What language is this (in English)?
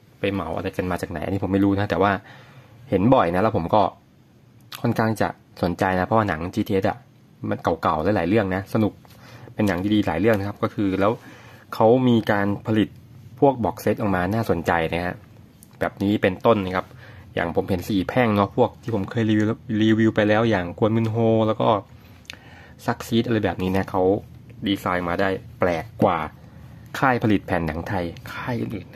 Thai